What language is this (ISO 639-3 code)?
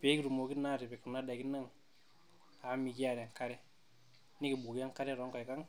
mas